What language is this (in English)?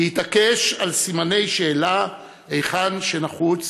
Hebrew